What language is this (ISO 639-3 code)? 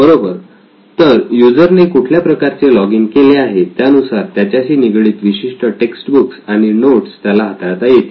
mar